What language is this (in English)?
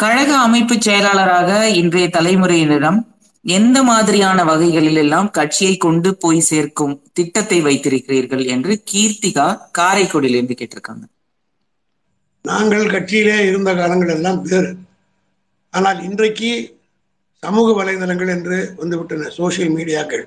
Tamil